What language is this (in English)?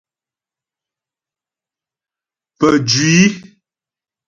Ghomala